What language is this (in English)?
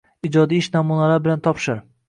Uzbek